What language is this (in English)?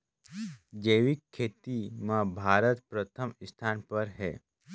Chhattisgarhi